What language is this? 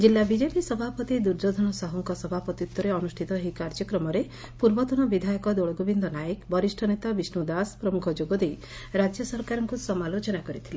Odia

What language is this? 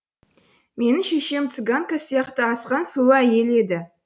Kazakh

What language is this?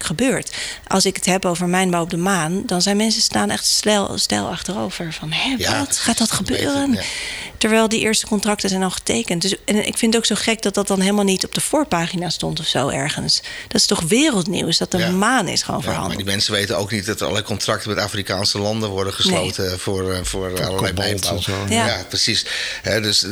Dutch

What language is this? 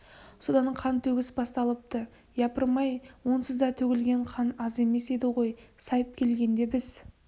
Kazakh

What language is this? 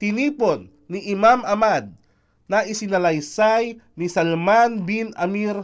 Filipino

